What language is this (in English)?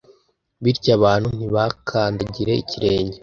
Kinyarwanda